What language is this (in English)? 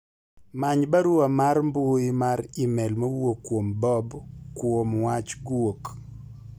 Luo (Kenya and Tanzania)